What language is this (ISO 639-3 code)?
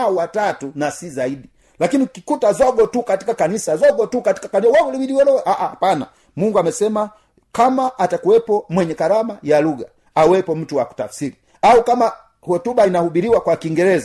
swa